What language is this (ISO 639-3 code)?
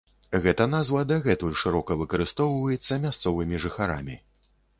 bel